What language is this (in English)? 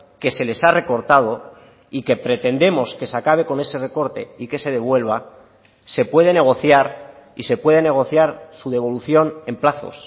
Spanish